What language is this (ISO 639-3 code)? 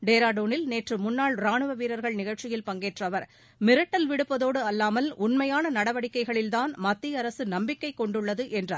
tam